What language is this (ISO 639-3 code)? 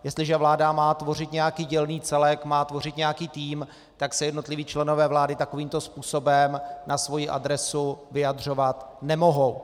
ces